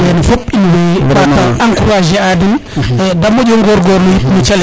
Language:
Serer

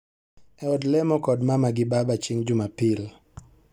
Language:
Luo (Kenya and Tanzania)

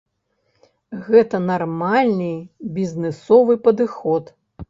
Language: Belarusian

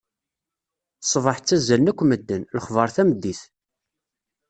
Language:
Kabyle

